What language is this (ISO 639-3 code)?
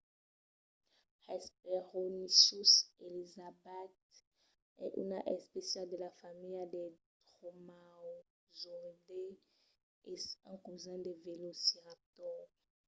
oci